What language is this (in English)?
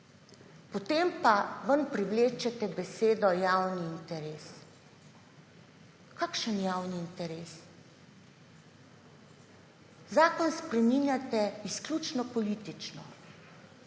Slovenian